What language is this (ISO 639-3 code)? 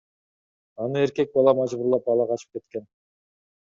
kir